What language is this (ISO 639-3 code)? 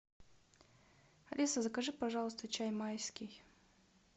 rus